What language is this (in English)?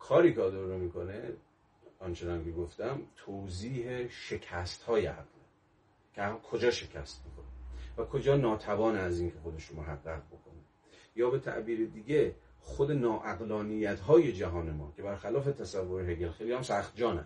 Persian